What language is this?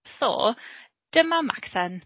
Welsh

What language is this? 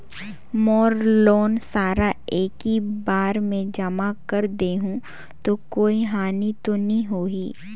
Chhattisgarhi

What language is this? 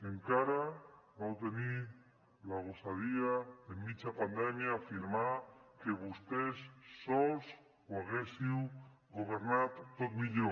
Catalan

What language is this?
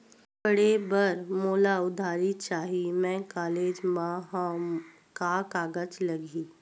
Chhattisgarhi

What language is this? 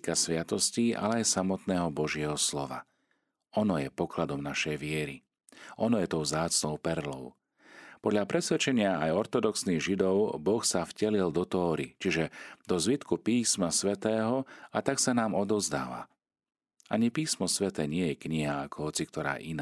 Slovak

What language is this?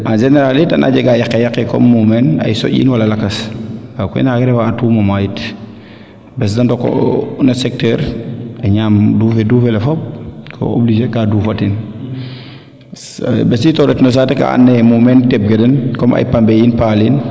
Serer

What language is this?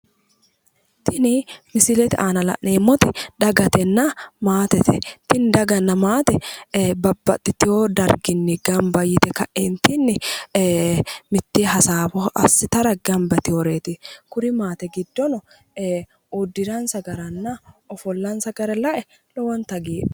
Sidamo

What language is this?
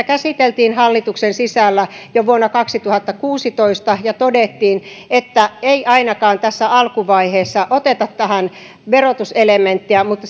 Finnish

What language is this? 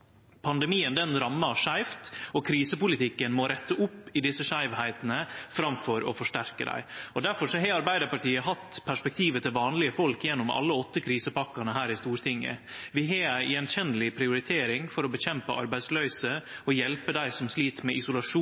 Norwegian Nynorsk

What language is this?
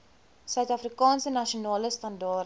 Afrikaans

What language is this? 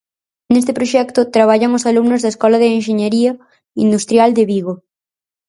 Galician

